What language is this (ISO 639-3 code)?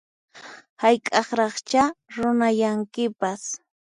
qxp